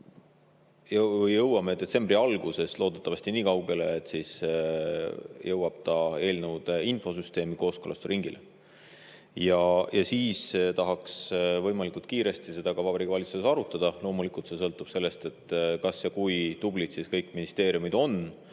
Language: Estonian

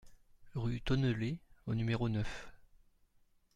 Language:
French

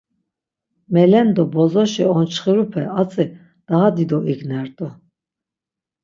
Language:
Laz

